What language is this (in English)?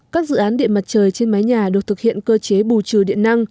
Vietnamese